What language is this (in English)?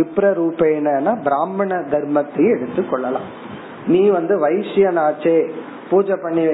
Tamil